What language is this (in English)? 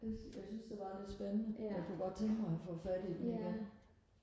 Danish